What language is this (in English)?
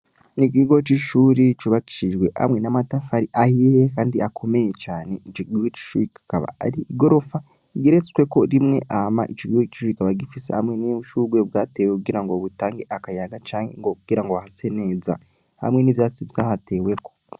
Rundi